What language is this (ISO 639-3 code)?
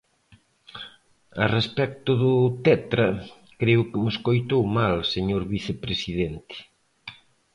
glg